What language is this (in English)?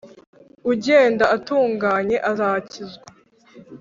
Kinyarwanda